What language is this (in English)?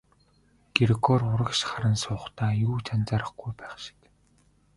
Mongolian